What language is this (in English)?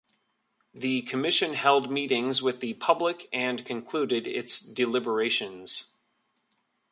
English